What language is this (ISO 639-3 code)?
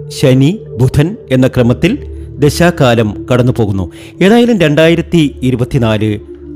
mal